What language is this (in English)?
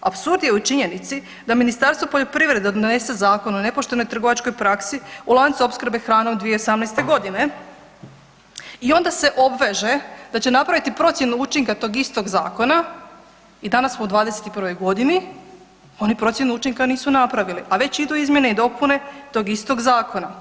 Croatian